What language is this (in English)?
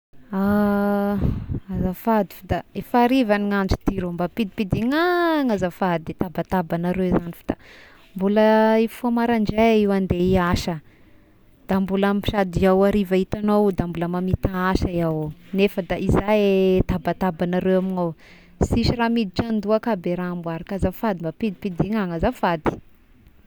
Tesaka Malagasy